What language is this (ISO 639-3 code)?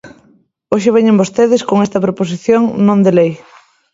glg